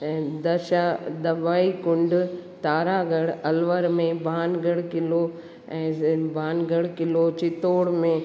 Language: Sindhi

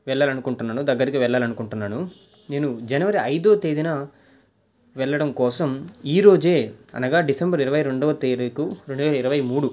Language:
Telugu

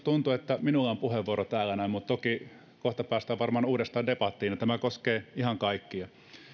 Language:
Finnish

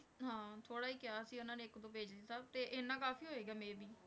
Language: Punjabi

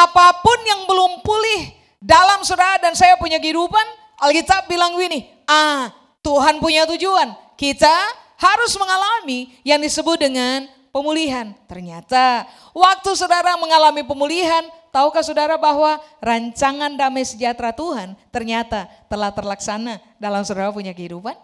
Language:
Indonesian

